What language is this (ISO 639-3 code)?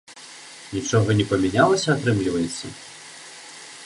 bel